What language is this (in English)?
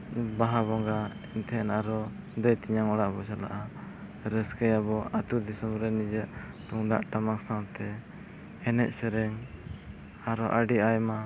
Santali